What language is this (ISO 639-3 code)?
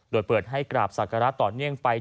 tha